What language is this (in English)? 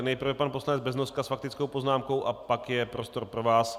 Czech